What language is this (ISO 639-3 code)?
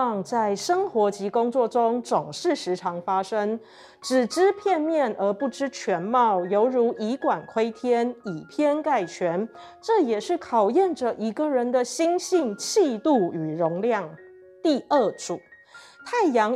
zho